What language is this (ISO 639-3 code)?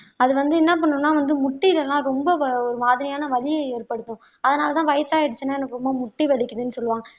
tam